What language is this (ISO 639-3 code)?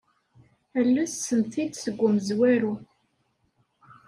kab